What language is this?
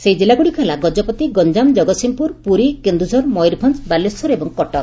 Odia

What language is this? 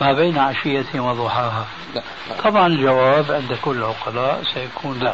Arabic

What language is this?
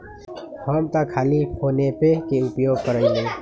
Magahi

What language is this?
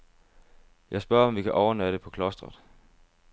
Danish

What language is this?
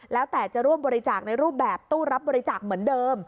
Thai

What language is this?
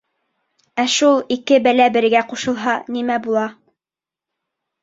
Bashkir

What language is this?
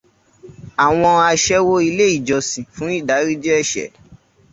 Yoruba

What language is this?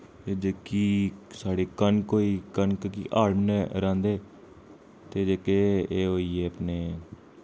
Dogri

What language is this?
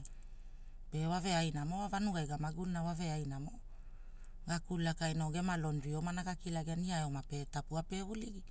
Hula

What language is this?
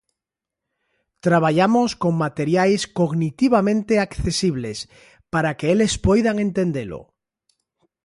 Galician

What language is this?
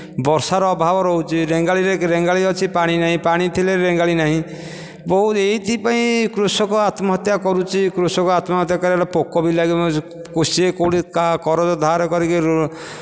Odia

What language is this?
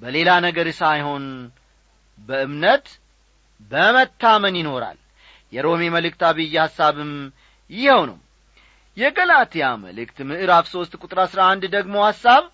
Amharic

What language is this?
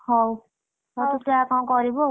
Odia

